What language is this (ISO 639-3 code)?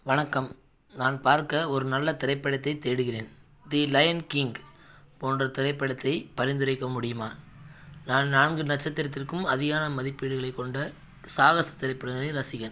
tam